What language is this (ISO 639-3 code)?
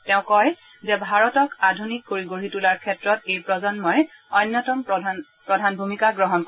asm